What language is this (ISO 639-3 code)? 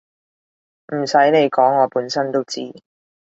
yue